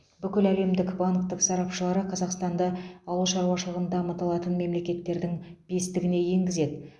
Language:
Kazakh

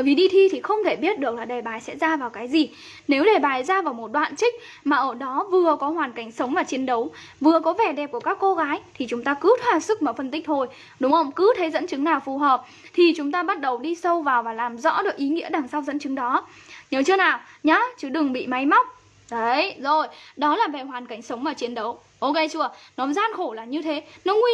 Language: Vietnamese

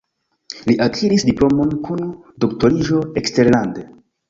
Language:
Esperanto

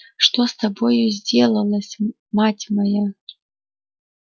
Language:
Russian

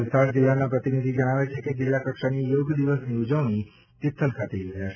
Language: Gujarati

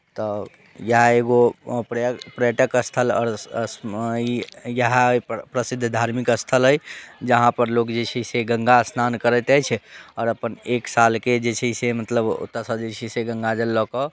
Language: Maithili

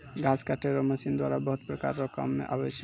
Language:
Maithili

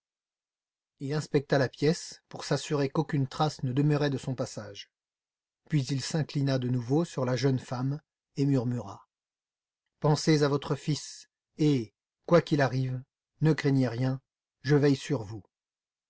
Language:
French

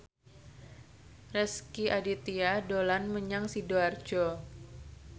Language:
Javanese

